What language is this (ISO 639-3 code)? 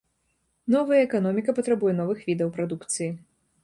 bel